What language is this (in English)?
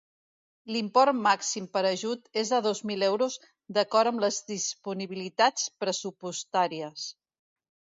Catalan